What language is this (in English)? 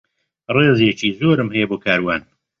Central Kurdish